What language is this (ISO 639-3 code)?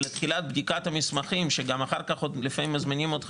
heb